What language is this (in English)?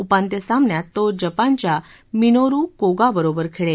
Marathi